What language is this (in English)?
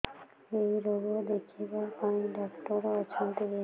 Odia